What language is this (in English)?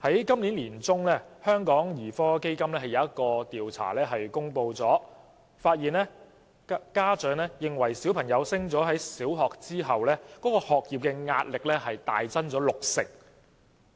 Cantonese